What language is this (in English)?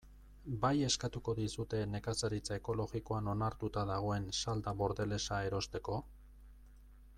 Basque